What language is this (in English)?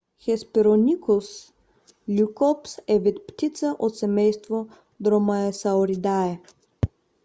Bulgarian